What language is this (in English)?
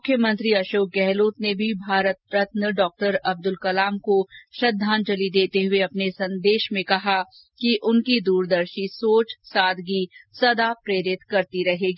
Hindi